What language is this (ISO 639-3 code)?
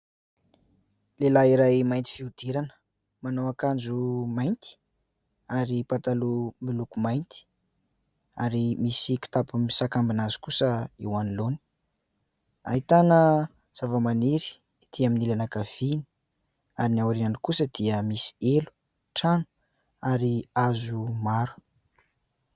mlg